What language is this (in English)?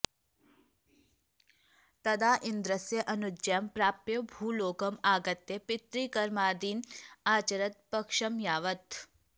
Sanskrit